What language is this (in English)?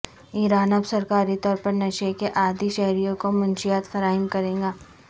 Urdu